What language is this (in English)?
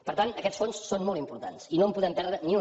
Catalan